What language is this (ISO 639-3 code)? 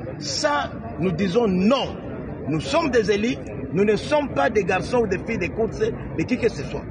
fra